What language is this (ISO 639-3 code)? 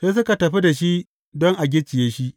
hau